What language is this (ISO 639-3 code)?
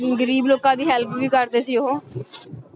pan